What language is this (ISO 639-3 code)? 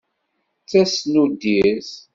kab